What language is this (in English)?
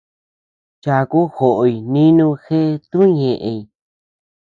Tepeuxila Cuicatec